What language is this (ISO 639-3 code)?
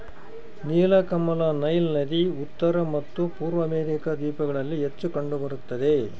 kan